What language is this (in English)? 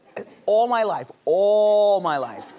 English